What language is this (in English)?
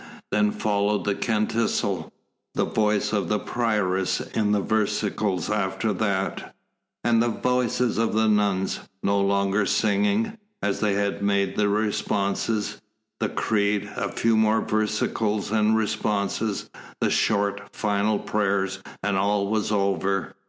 English